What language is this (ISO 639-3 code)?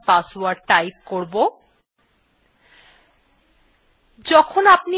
ben